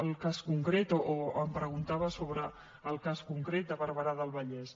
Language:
Catalan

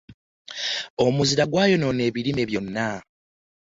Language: Ganda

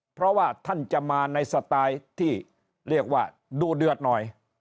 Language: Thai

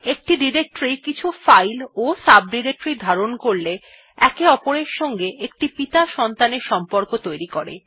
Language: Bangla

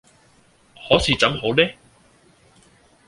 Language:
Cantonese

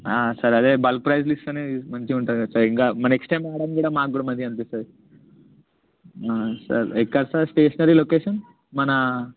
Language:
Telugu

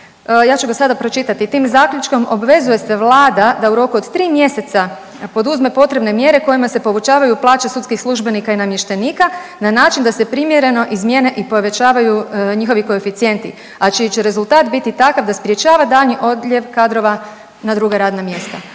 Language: Croatian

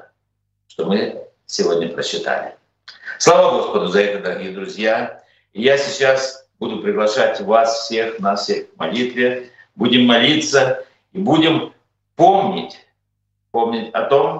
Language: Russian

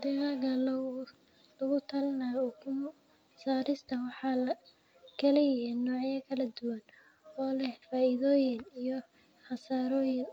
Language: Somali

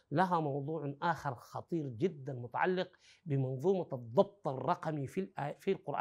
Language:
Arabic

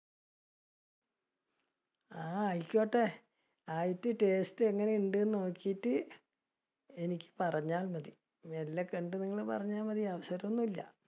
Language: Malayalam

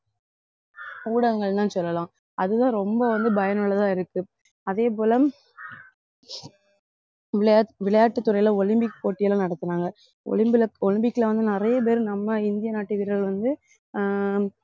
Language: Tamil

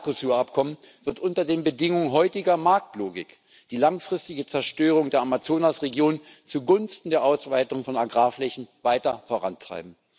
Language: German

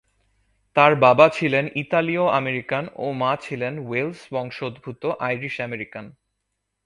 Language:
Bangla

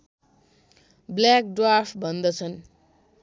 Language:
Nepali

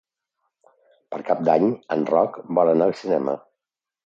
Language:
Catalan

